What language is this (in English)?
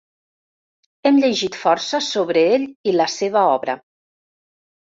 Catalan